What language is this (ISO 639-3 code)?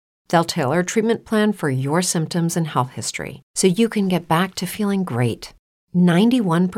ita